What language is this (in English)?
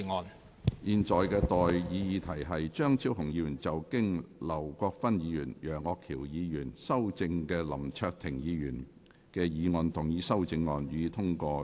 Cantonese